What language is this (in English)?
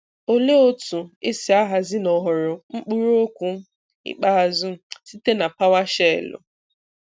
Igbo